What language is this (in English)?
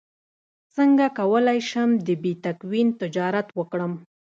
Pashto